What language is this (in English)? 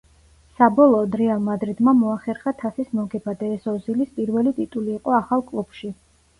Georgian